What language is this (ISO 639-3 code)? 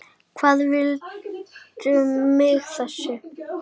isl